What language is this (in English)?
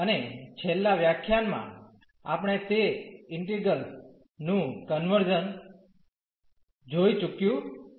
Gujarati